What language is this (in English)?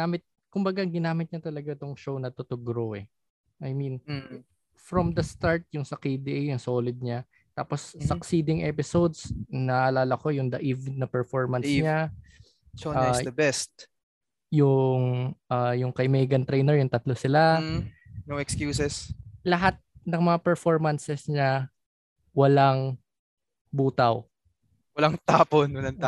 Filipino